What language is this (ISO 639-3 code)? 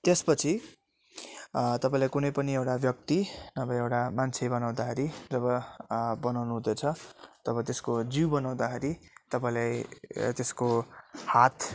nep